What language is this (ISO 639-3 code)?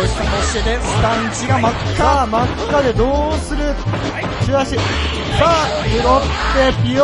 jpn